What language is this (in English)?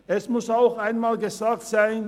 Swiss German